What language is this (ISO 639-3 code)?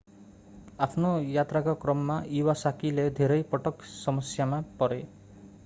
nep